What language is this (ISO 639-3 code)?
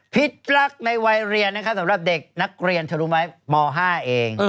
tha